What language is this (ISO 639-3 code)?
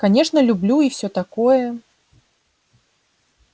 rus